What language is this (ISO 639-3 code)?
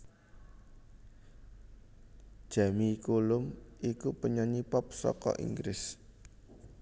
jav